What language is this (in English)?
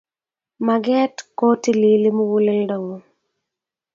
Kalenjin